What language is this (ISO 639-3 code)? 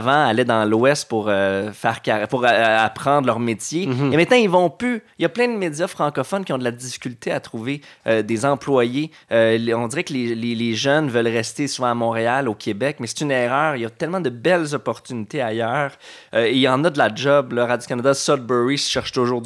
fra